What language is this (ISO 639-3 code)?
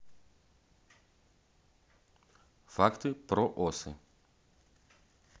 rus